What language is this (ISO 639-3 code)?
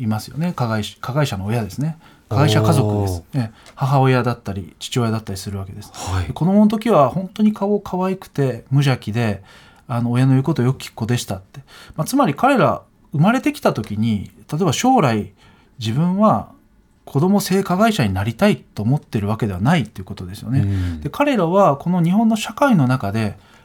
jpn